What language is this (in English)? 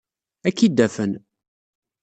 Kabyle